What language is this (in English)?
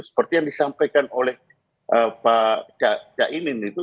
Indonesian